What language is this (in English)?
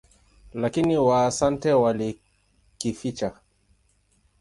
Swahili